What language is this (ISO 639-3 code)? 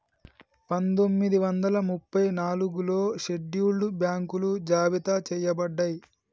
tel